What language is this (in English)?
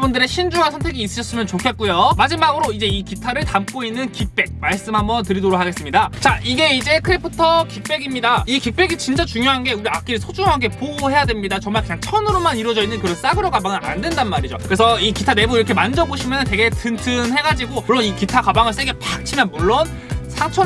Korean